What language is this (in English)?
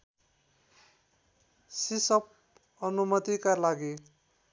Nepali